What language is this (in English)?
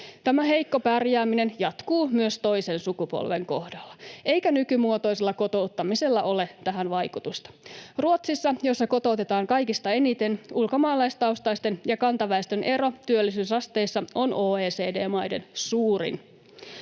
Finnish